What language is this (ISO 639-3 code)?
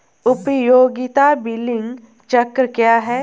hin